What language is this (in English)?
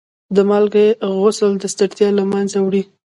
Pashto